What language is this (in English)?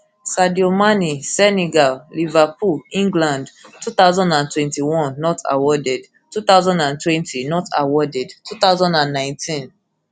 Nigerian Pidgin